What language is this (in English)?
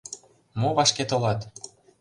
Mari